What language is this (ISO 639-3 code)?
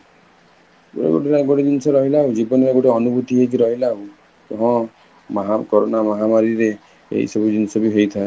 ori